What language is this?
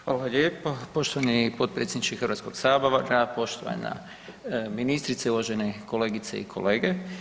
Croatian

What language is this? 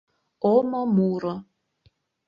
Mari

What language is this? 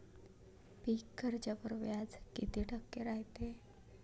Marathi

